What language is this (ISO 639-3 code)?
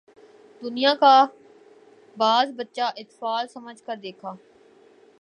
urd